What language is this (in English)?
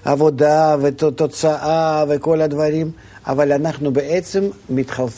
Hebrew